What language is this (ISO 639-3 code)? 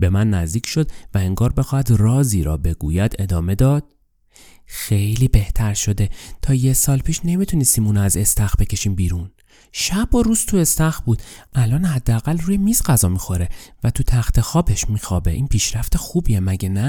fas